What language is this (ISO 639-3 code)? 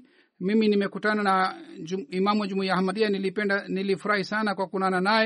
swa